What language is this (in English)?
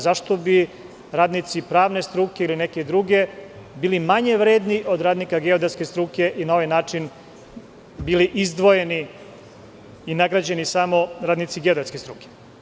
Serbian